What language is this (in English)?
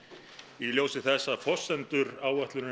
Icelandic